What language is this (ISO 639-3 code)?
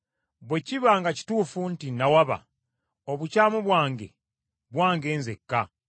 lug